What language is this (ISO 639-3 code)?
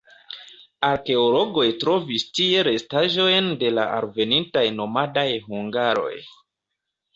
epo